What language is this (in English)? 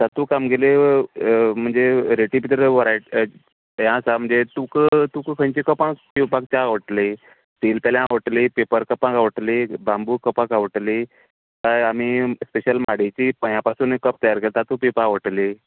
Konkani